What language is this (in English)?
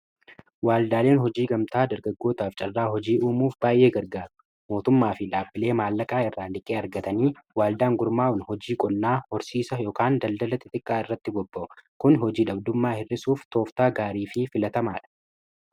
Oromo